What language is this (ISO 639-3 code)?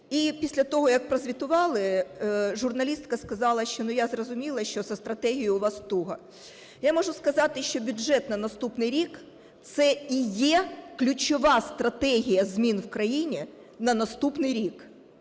ukr